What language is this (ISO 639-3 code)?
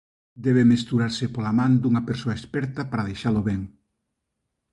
glg